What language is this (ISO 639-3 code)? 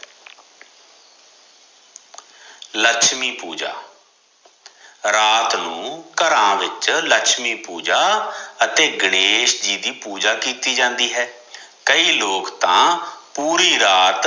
pan